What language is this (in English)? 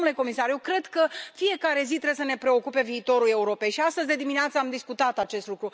Romanian